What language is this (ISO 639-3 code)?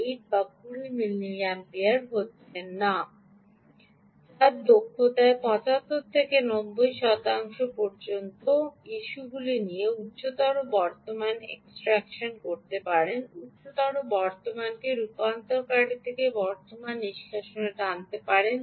ben